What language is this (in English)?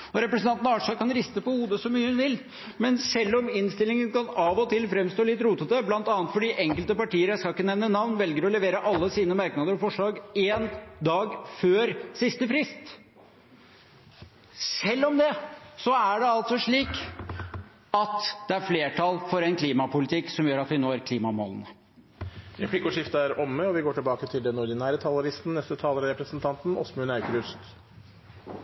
Norwegian